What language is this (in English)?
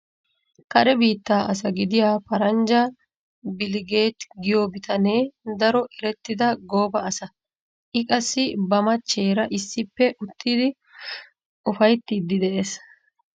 Wolaytta